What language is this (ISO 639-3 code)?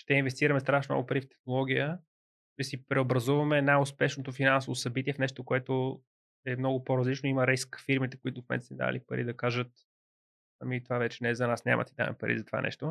bul